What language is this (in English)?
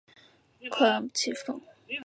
Chinese